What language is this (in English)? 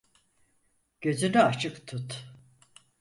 Turkish